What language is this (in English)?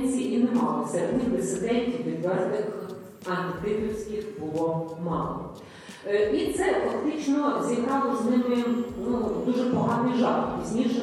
Ukrainian